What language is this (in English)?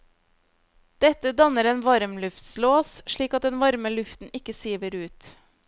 Norwegian